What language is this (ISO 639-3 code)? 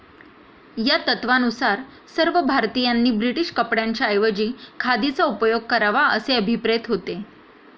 mar